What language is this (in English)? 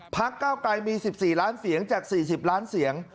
Thai